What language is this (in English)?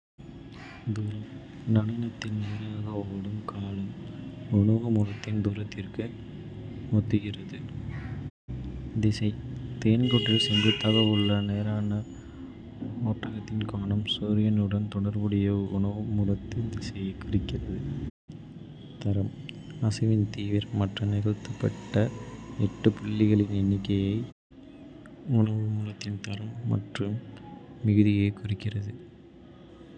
Kota (India)